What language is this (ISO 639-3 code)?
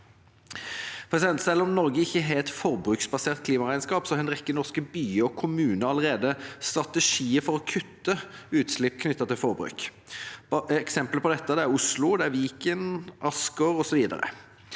nor